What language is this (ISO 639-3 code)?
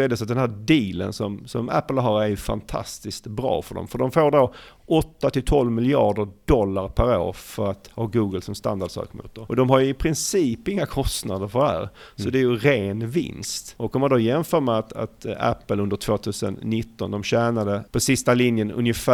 swe